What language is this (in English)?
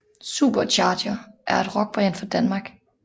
Danish